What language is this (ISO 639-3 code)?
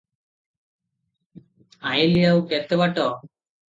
ori